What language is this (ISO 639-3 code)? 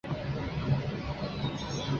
zho